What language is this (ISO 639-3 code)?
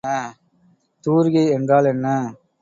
tam